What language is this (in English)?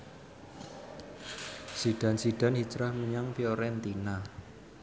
Javanese